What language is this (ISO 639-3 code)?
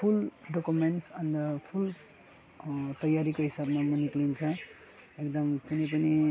nep